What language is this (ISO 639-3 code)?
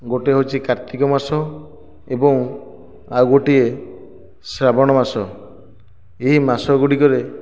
ori